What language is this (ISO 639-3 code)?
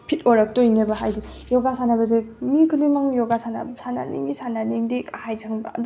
mni